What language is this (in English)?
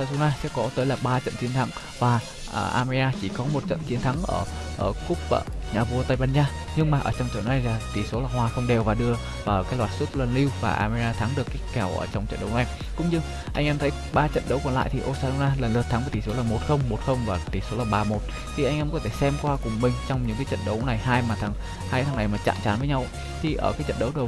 Vietnamese